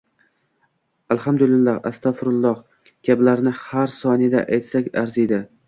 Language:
Uzbek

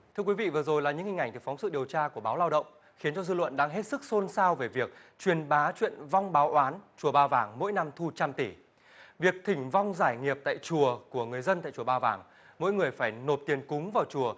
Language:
Vietnamese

